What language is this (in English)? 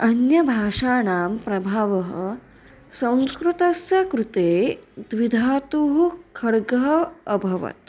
Sanskrit